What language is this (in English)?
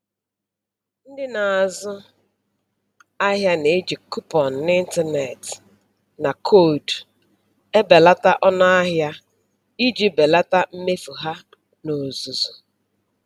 Igbo